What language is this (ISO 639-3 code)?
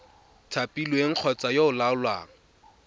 tsn